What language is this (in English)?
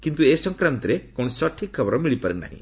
Odia